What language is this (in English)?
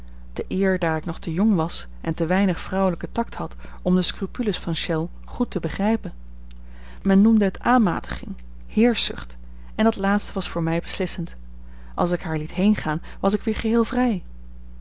Dutch